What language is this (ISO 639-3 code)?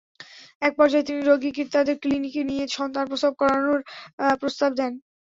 ben